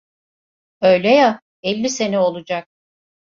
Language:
Turkish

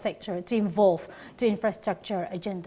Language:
Indonesian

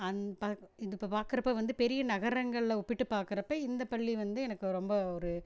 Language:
Tamil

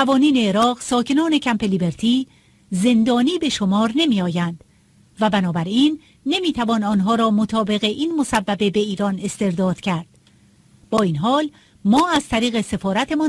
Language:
Persian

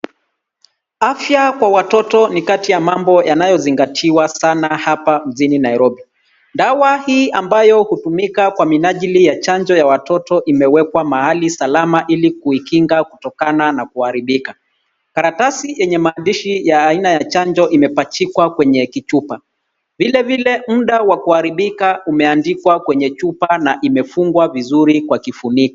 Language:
Swahili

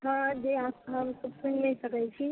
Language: Maithili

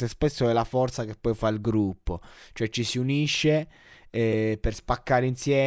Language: Italian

